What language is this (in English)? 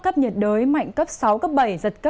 Vietnamese